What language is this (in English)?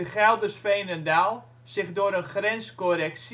Dutch